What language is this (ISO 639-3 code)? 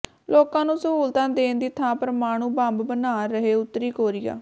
pan